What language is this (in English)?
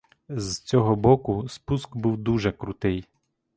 Ukrainian